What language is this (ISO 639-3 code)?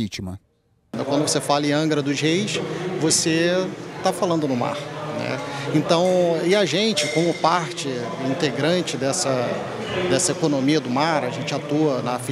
por